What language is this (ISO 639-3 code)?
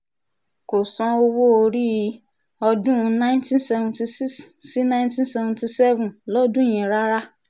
yor